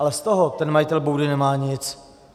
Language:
Czech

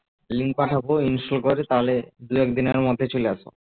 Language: Bangla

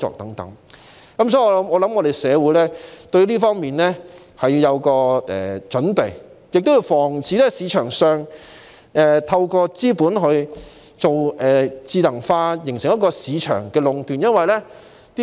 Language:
Cantonese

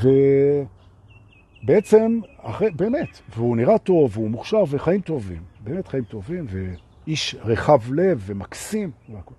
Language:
Hebrew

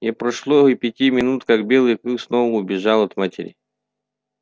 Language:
Russian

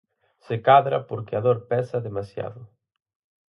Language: Galician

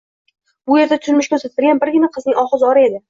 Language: Uzbek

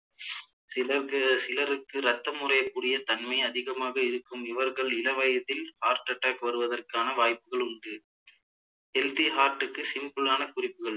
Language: Tamil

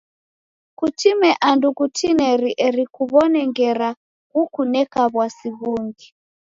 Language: Taita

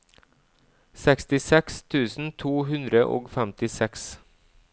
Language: Norwegian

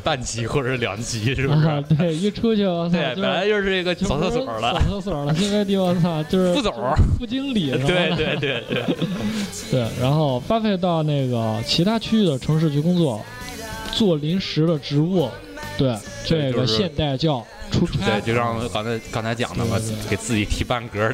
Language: Chinese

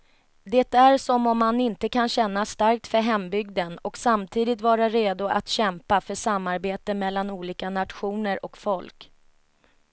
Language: Swedish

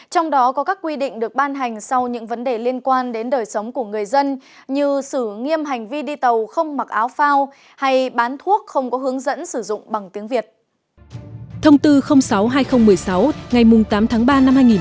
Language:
Vietnamese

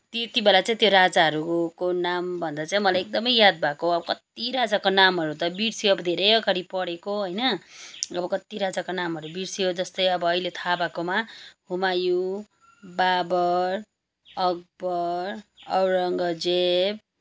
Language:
Nepali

